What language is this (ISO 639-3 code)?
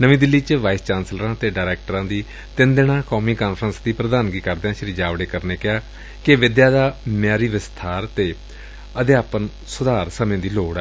pan